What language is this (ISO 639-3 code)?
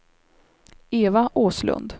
swe